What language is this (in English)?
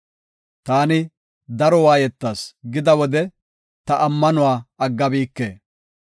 Gofa